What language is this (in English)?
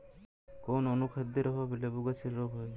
Bangla